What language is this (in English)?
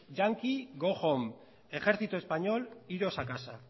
Spanish